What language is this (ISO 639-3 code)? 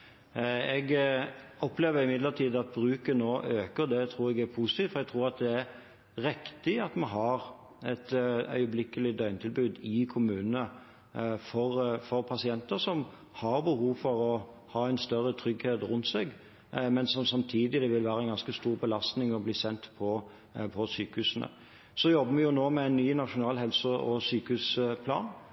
nob